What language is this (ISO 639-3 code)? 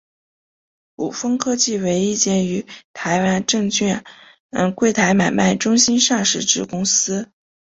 zho